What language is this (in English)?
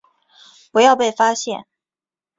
Chinese